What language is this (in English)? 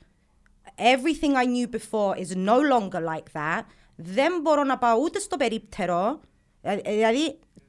Greek